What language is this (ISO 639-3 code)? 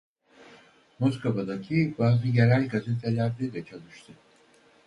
tur